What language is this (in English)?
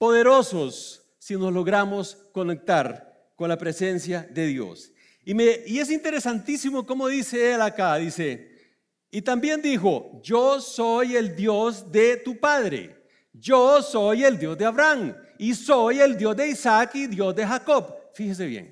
Spanish